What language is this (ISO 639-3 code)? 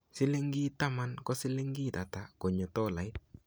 kln